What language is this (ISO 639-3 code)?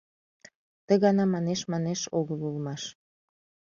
chm